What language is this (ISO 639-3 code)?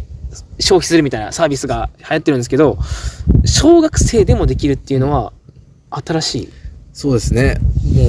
jpn